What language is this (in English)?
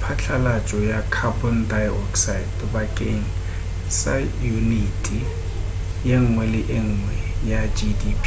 Northern Sotho